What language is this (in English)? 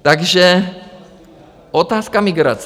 Czech